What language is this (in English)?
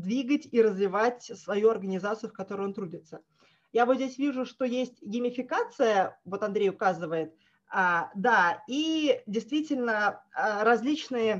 Russian